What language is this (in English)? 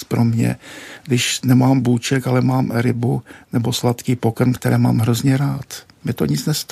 Czech